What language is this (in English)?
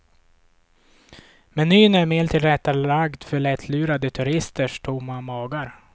Swedish